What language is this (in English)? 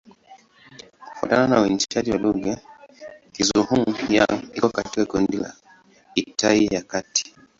Swahili